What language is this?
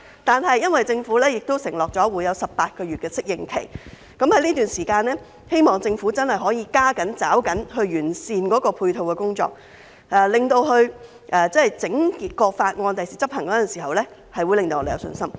Cantonese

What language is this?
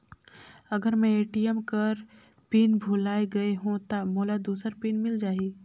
Chhattisgarhi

